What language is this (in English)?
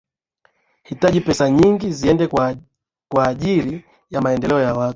Swahili